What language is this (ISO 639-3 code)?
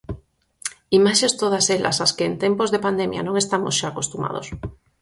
glg